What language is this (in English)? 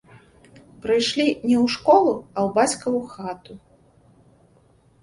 Belarusian